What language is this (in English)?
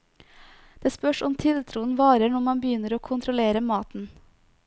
Norwegian